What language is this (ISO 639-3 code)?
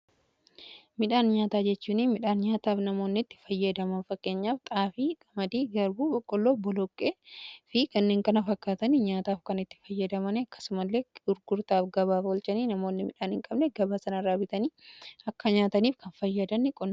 orm